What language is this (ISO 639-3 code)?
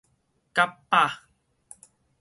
nan